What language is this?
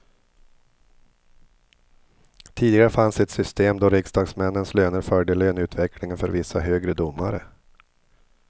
Swedish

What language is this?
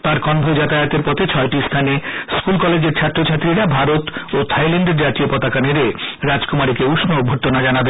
Bangla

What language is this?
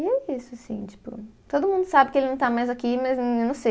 Portuguese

